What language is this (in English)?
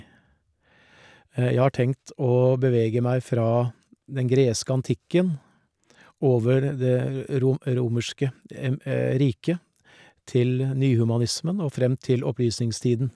Norwegian